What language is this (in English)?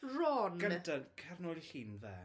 Welsh